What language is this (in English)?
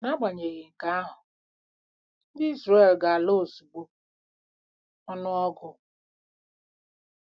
Igbo